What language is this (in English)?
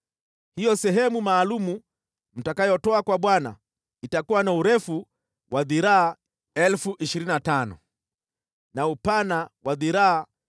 Swahili